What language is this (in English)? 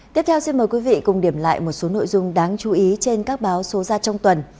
Vietnamese